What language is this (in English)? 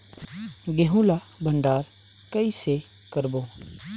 Chhattisgarhi